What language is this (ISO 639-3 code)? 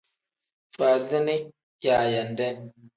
kdh